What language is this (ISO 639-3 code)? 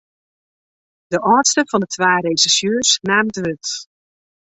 fry